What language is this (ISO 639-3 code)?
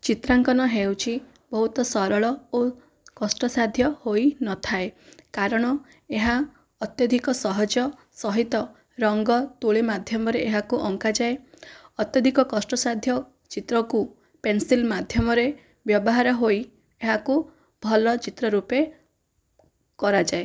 ori